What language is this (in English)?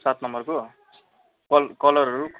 Nepali